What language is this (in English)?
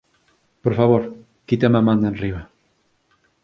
Galician